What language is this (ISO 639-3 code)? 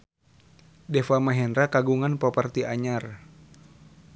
sun